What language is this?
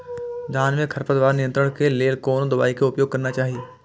Maithili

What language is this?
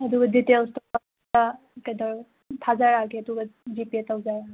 Manipuri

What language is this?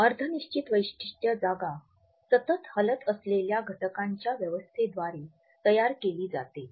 Marathi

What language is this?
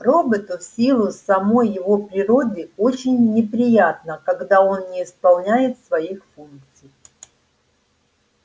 Russian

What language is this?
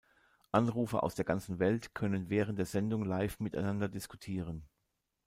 German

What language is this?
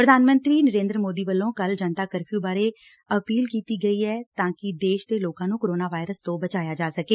Punjabi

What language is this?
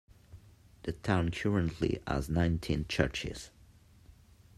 English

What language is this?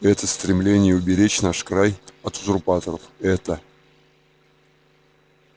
Russian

